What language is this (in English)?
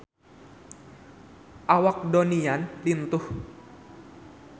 Sundanese